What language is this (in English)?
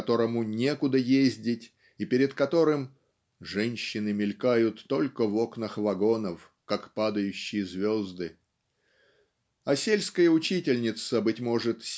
Russian